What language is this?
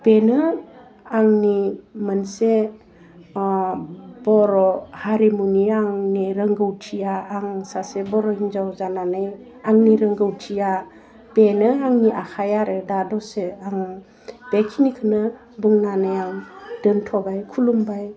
Bodo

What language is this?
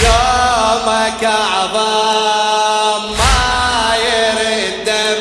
Arabic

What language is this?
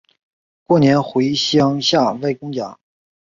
Chinese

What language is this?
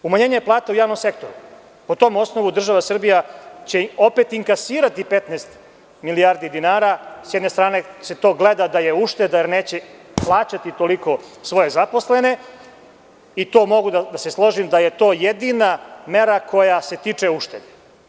Serbian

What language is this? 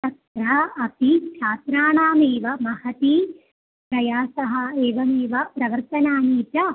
Sanskrit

